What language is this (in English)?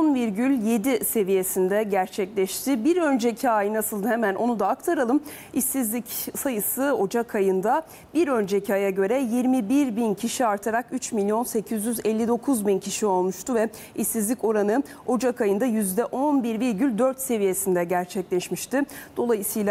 Turkish